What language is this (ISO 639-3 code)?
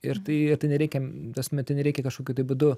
lit